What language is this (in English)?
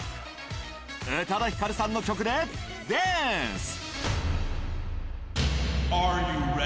Japanese